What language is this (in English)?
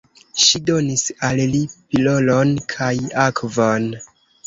Esperanto